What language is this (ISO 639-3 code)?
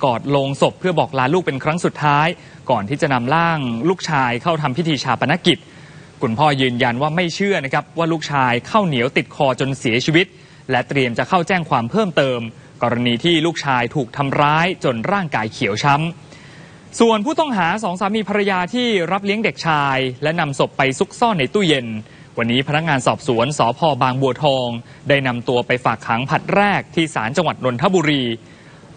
tha